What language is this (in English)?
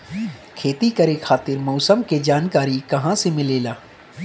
Bhojpuri